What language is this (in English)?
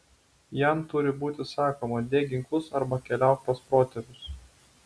Lithuanian